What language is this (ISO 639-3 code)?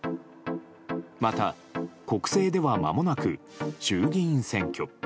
jpn